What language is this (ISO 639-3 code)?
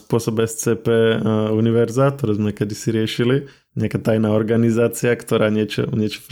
slk